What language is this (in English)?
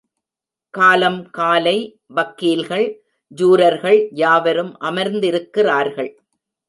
Tamil